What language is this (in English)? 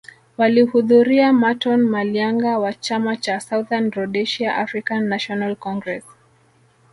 Swahili